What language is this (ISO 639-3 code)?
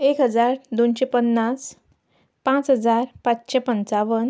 kok